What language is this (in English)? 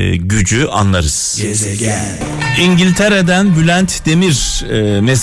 Turkish